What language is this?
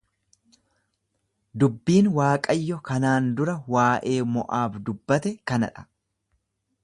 Oromo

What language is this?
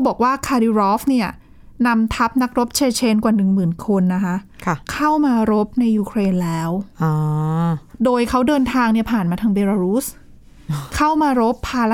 Thai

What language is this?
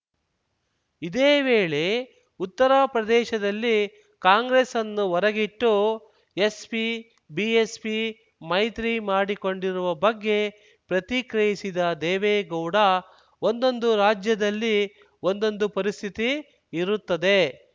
Kannada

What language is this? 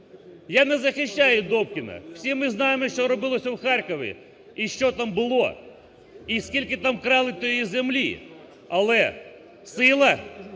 Ukrainian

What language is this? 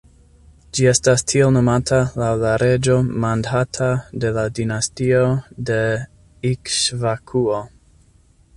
Esperanto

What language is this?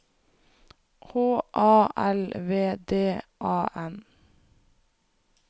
Norwegian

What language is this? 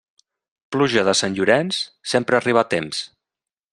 Catalan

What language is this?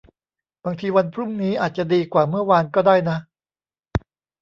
Thai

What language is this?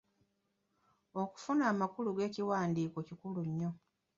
Ganda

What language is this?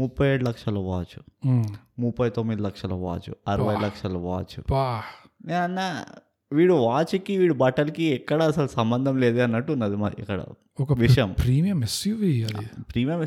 Telugu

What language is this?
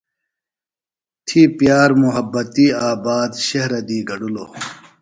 Phalura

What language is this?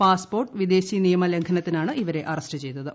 Malayalam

